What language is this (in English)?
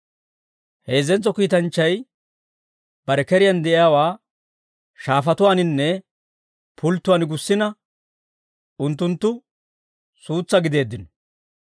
Dawro